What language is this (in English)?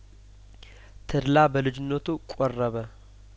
Amharic